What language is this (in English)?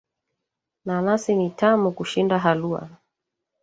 Swahili